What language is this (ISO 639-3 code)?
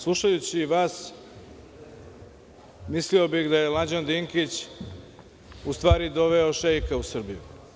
srp